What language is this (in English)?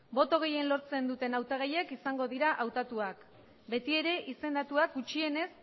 Basque